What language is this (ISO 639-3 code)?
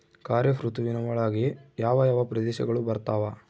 kan